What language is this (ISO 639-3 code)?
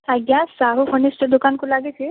ori